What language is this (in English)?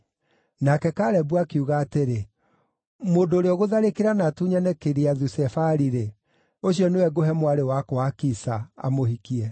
Kikuyu